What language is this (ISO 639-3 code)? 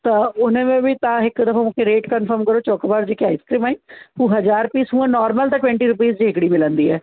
snd